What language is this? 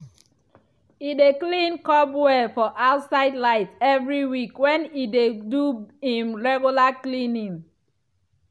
Nigerian Pidgin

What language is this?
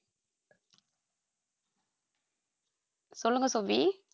Tamil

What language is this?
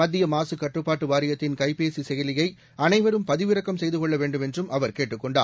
Tamil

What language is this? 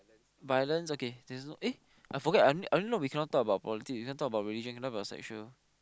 English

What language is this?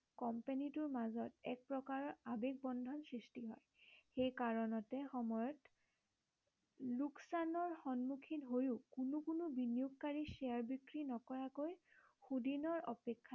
Assamese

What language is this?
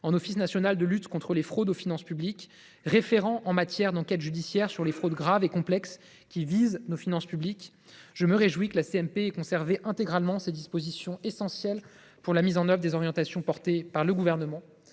French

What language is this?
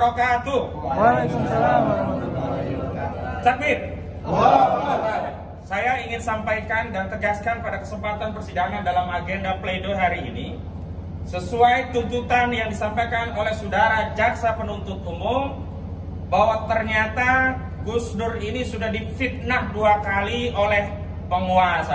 Indonesian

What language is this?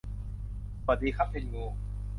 Thai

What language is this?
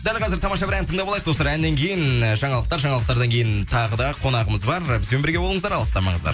Kazakh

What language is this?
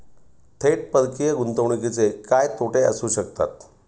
Marathi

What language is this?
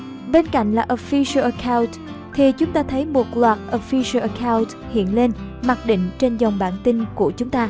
Vietnamese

